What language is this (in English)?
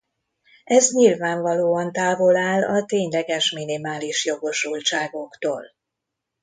Hungarian